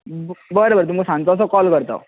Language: Konkani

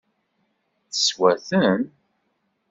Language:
Kabyle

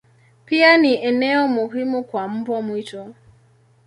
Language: Swahili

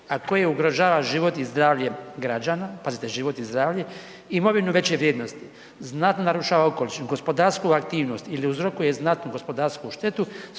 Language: Croatian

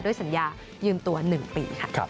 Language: Thai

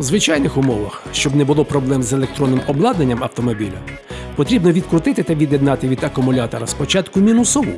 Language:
Ukrainian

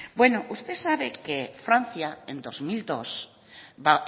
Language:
Spanish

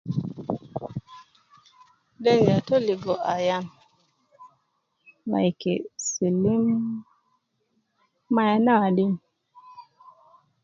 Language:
Nubi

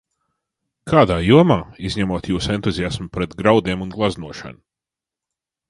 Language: Latvian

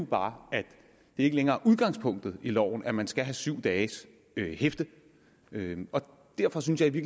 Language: Danish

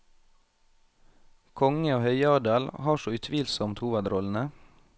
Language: Norwegian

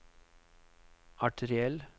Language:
Norwegian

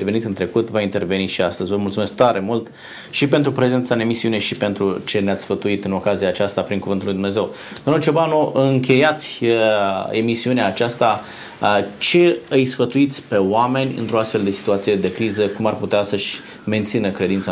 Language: Romanian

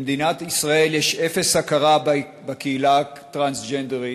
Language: Hebrew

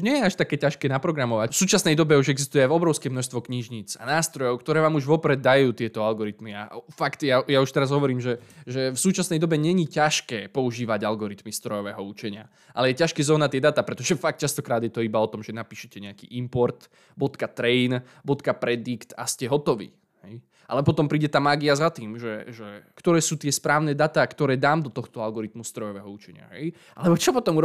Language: Slovak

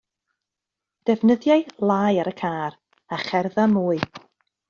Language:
Welsh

